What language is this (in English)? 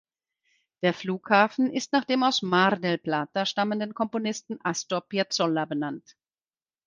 German